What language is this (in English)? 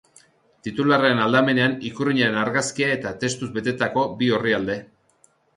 Basque